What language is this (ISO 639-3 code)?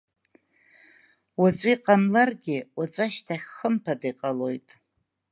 abk